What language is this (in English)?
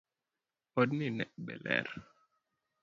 Luo (Kenya and Tanzania)